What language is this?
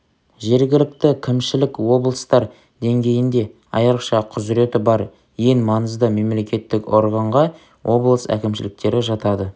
Kazakh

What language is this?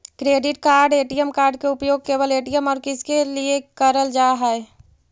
Magahi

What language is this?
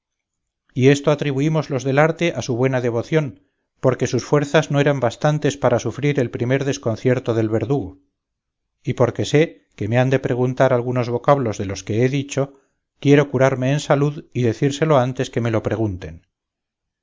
Spanish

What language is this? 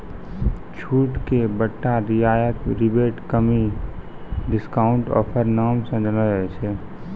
Maithili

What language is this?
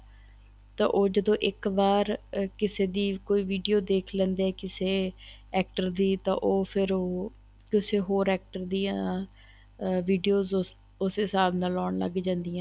Punjabi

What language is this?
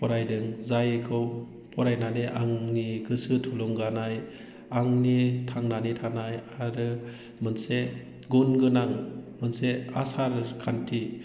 Bodo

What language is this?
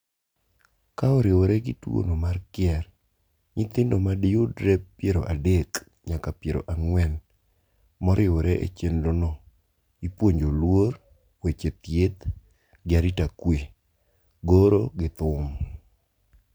Luo (Kenya and Tanzania)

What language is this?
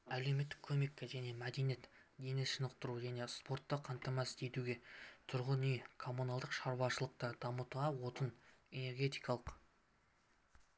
Kazakh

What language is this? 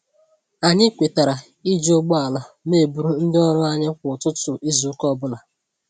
Igbo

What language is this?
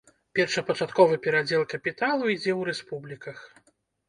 Belarusian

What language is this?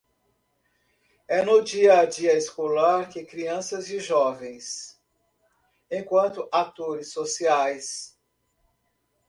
Portuguese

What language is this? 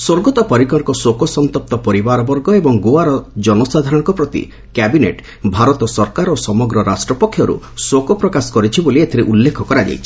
Odia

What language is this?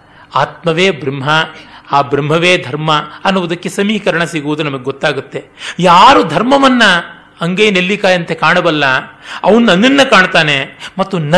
Kannada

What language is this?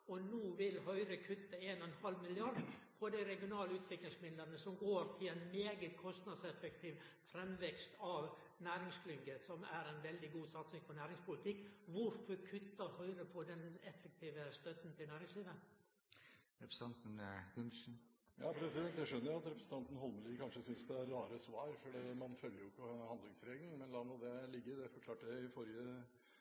Norwegian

